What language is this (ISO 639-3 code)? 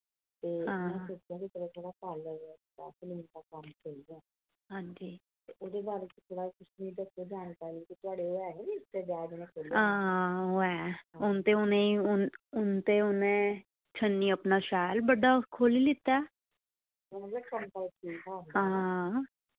doi